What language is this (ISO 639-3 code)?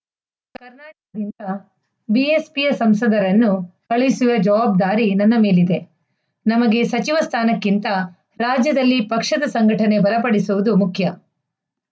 kan